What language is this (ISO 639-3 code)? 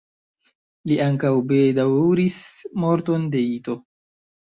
epo